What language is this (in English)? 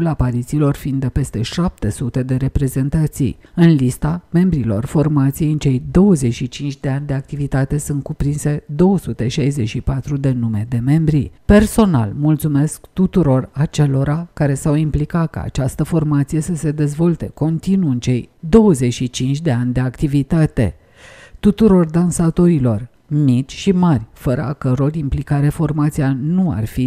Romanian